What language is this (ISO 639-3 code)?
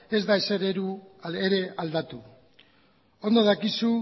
eus